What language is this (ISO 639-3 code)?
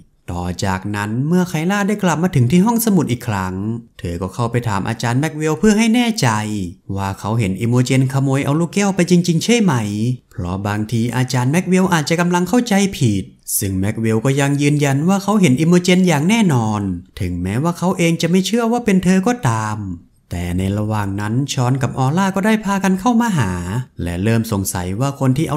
tha